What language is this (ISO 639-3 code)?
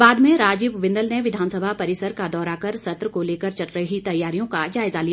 hin